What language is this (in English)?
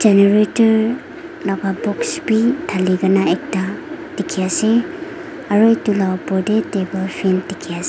Naga Pidgin